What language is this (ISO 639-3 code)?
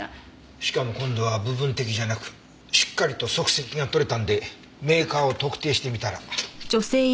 jpn